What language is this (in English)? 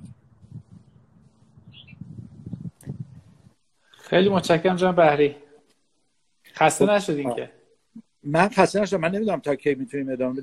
Persian